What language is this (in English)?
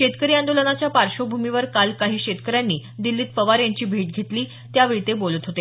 Marathi